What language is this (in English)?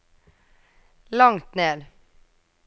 Norwegian